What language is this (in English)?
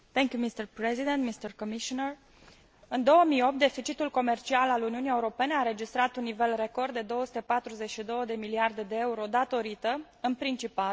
Romanian